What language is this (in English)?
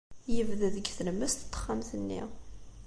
Kabyle